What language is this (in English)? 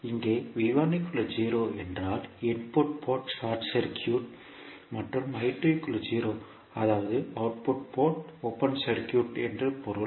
Tamil